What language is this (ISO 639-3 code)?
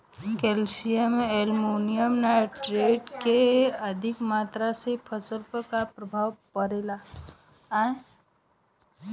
bho